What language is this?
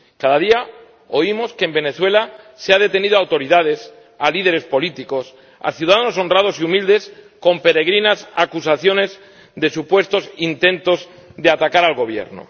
Spanish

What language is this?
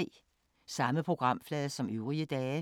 Danish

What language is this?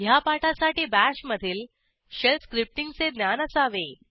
Marathi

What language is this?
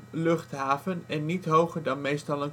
Dutch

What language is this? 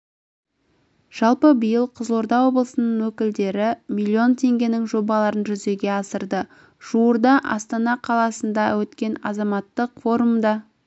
Kazakh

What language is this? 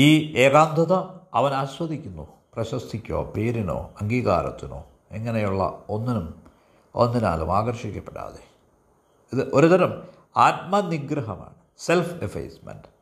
Malayalam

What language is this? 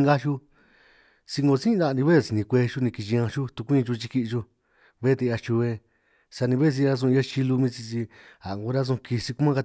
San Martín Itunyoso Triqui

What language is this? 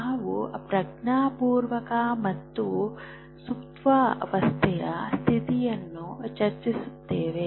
Kannada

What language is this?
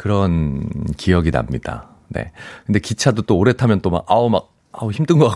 Korean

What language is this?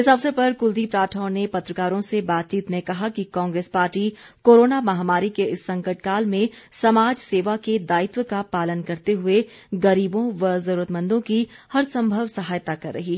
Hindi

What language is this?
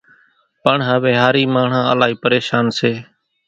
Kachi Koli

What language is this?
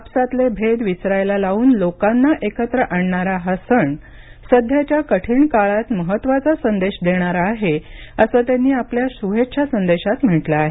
Marathi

